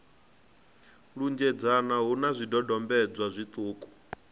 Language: Venda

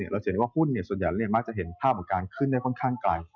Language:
Thai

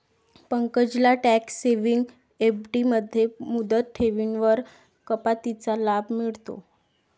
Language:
Marathi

